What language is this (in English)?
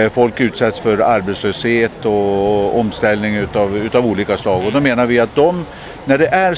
Swedish